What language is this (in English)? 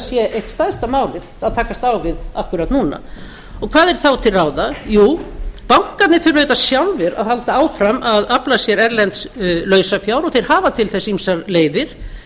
Icelandic